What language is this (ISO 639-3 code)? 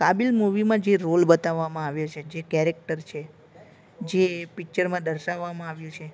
guj